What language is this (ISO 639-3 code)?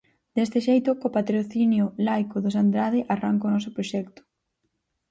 glg